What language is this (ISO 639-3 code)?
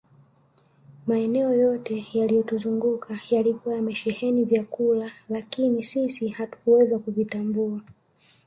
swa